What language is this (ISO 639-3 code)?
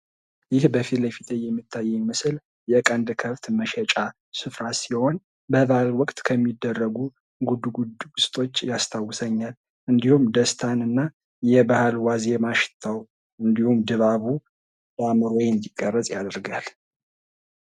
amh